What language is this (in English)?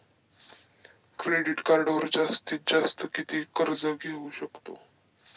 Marathi